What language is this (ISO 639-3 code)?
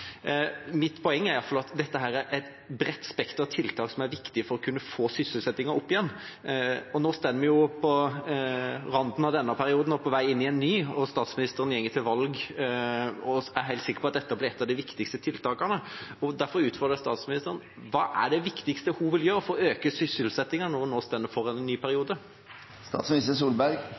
nob